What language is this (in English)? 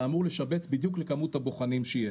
Hebrew